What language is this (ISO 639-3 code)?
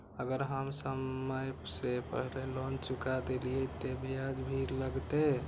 mai